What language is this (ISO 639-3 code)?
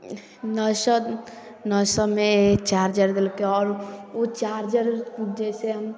mai